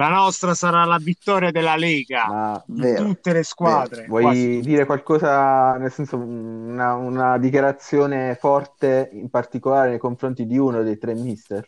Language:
Italian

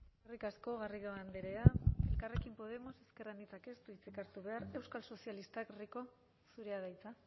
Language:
Basque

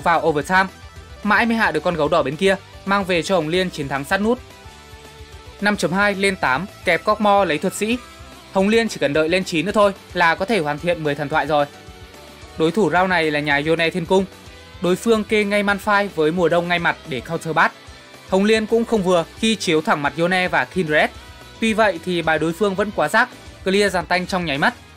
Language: Vietnamese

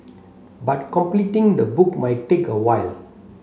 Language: English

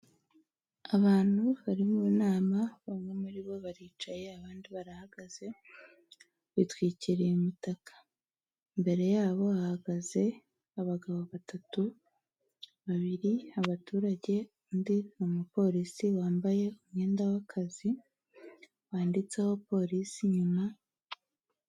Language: Kinyarwanda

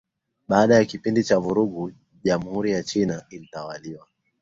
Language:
Swahili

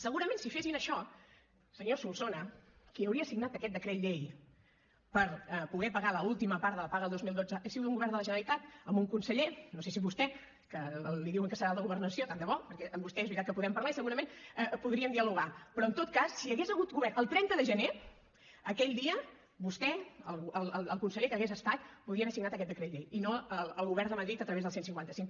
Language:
Catalan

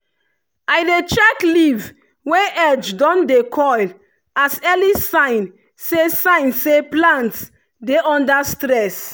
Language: Nigerian Pidgin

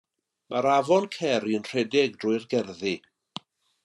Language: Welsh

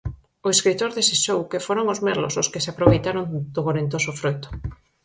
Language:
Galician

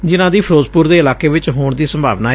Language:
Punjabi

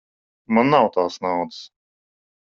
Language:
Latvian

